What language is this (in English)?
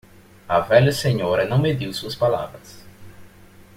Portuguese